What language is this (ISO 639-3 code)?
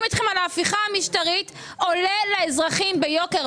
heb